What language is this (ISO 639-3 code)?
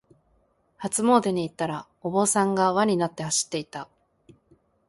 jpn